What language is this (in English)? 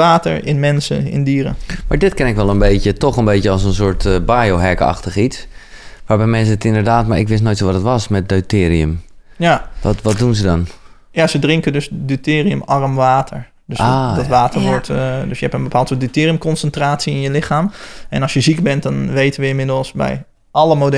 Dutch